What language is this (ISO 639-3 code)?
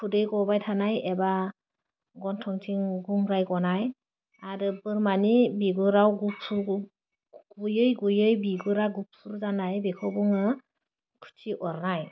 brx